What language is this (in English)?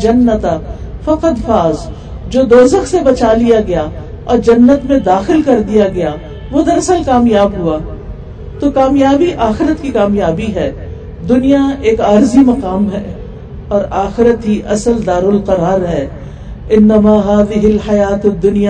Urdu